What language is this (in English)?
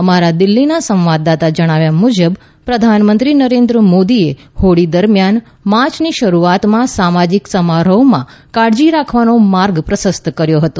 Gujarati